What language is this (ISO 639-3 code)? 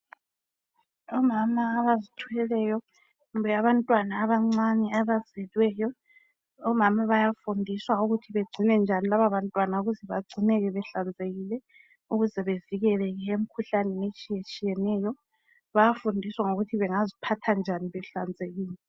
nde